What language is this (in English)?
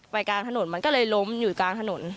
Thai